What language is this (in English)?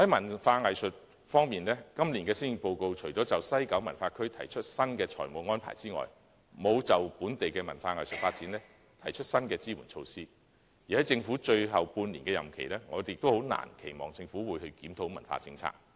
Cantonese